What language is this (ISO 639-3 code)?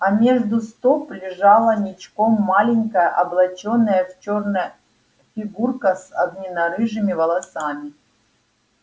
rus